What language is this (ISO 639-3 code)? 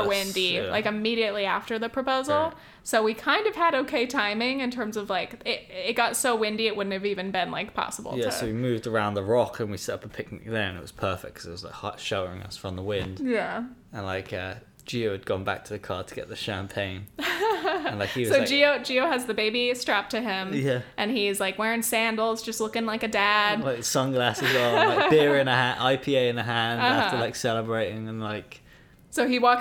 eng